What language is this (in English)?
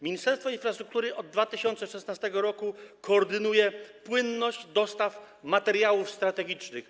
Polish